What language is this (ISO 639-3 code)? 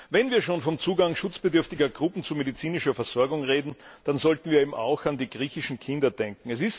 deu